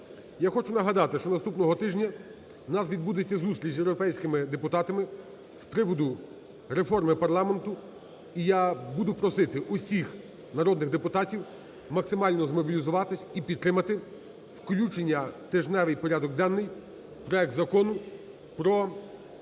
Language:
Ukrainian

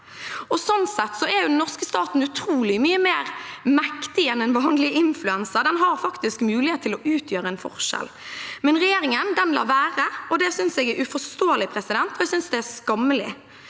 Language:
Norwegian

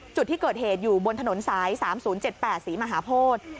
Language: Thai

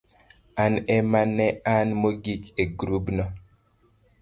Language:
Luo (Kenya and Tanzania)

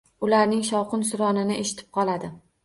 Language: Uzbek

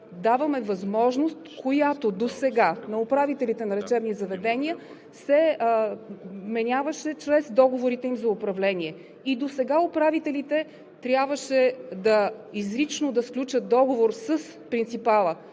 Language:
Bulgarian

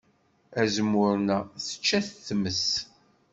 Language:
Kabyle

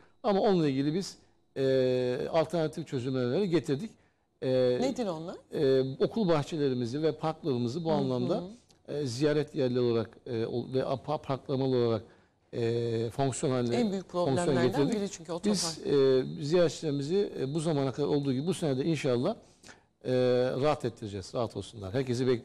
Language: Turkish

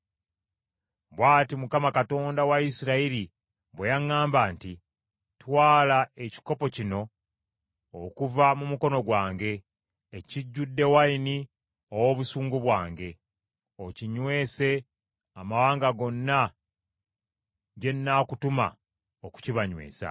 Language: Ganda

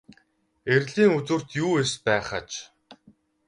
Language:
Mongolian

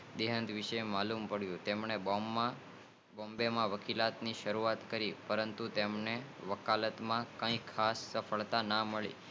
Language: Gujarati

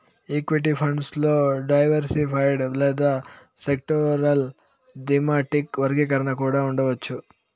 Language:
Telugu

